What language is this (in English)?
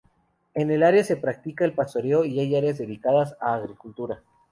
Spanish